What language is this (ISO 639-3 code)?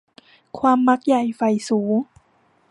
tha